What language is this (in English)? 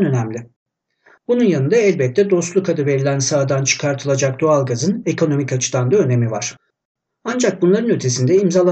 Turkish